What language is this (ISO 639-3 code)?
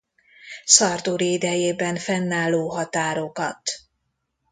hun